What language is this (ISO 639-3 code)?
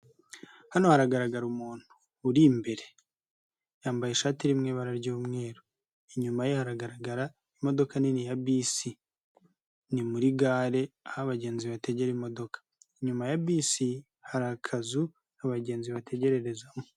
kin